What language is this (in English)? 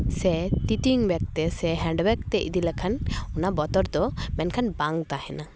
Santali